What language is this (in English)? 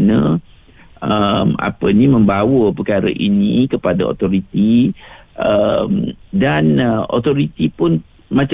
Malay